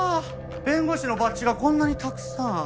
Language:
Japanese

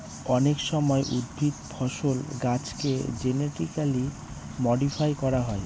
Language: Bangla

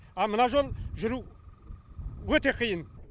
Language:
Kazakh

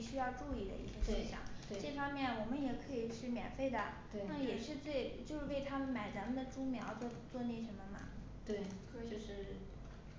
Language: Chinese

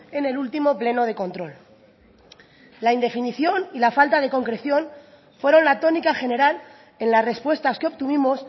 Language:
Spanish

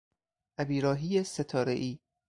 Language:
Persian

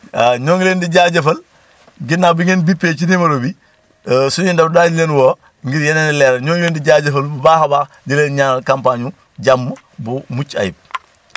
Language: Wolof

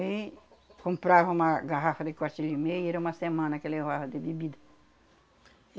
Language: Portuguese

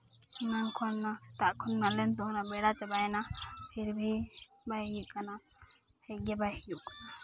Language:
Santali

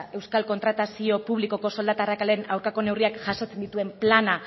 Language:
Basque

